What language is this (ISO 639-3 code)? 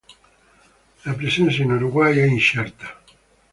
ita